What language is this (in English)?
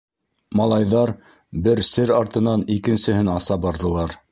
Bashkir